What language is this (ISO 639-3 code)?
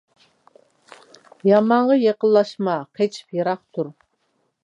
uig